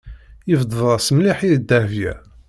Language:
Kabyle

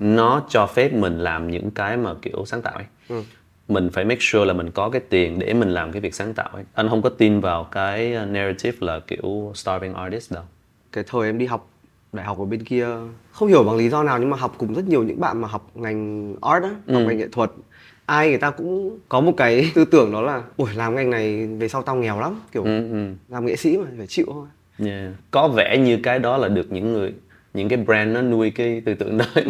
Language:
Vietnamese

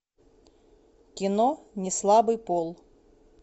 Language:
Russian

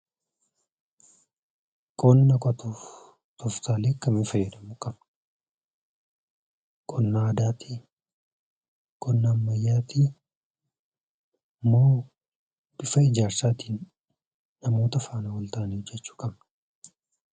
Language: Oromo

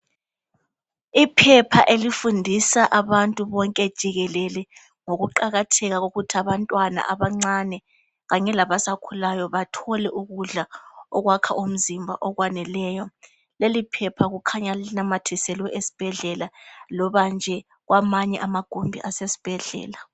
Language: North Ndebele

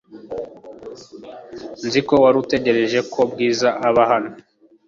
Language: Kinyarwanda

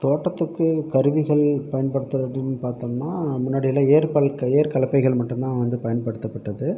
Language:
Tamil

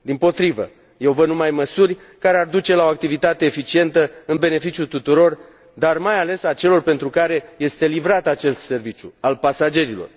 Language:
Romanian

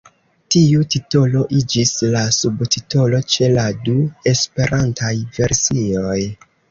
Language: Esperanto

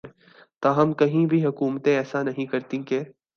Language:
Urdu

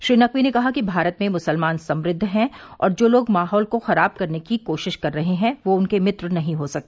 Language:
Hindi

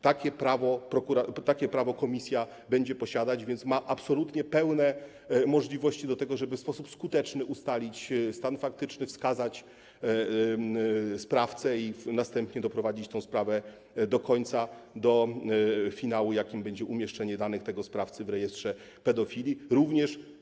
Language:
Polish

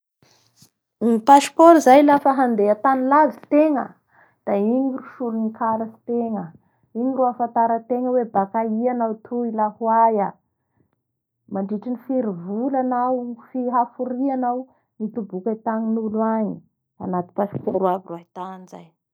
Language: Bara Malagasy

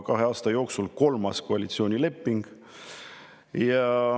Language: Estonian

